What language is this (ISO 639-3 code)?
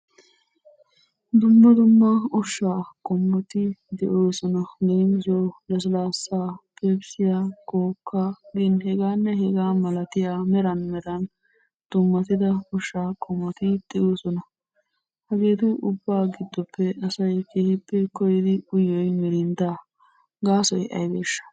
wal